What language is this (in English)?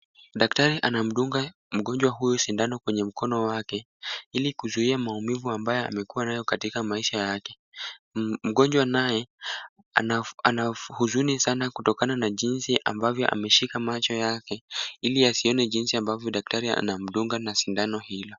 Swahili